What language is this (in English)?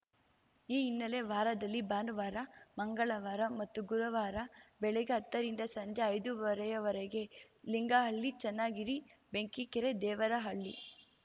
Kannada